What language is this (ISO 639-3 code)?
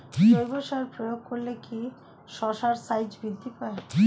ben